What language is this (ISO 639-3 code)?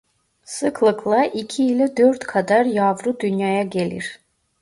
tur